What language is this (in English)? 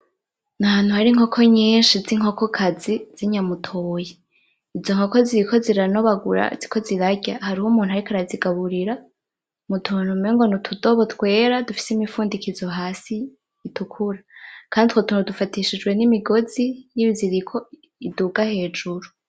Rundi